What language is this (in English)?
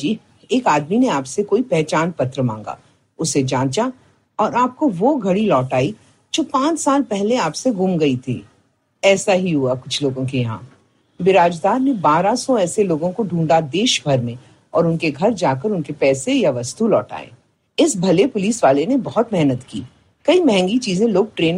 Hindi